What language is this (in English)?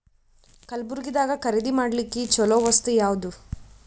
Kannada